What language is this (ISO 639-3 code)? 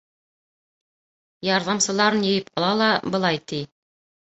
bak